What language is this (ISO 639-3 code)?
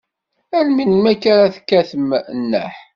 kab